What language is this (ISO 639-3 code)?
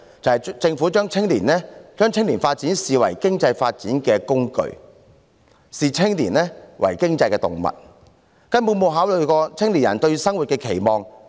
yue